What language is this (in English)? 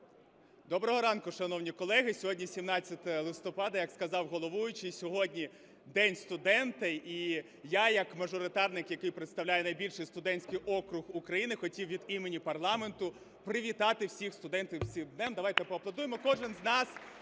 Ukrainian